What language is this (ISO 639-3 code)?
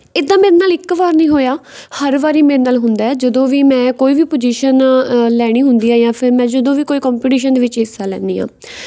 pan